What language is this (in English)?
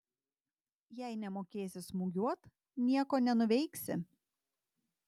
Lithuanian